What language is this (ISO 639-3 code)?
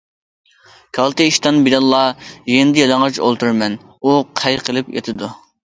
uig